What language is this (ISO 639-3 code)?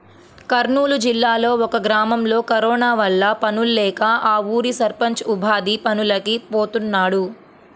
tel